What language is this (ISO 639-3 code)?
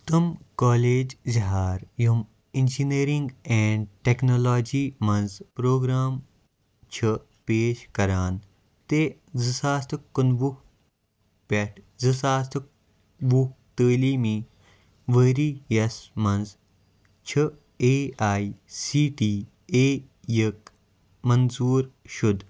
kas